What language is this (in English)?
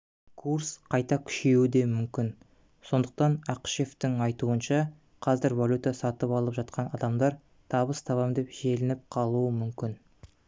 Kazakh